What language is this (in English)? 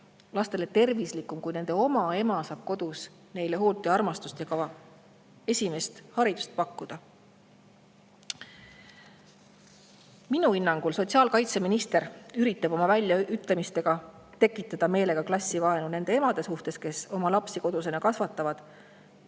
Estonian